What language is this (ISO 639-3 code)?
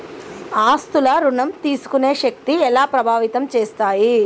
tel